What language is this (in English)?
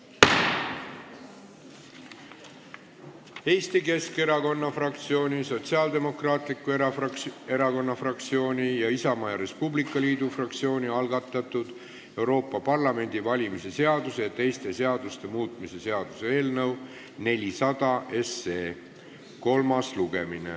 Estonian